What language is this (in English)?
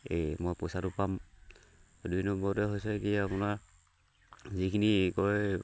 Assamese